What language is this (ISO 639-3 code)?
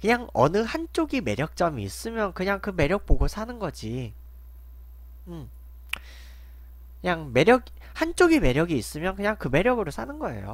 kor